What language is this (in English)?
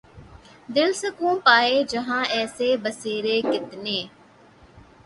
Urdu